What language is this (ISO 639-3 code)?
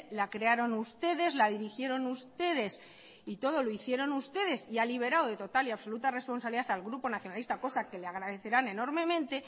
spa